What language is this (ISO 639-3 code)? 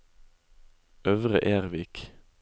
nor